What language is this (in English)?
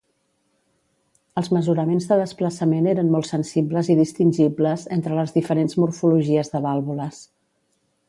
Catalan